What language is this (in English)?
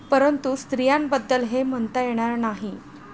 Marathi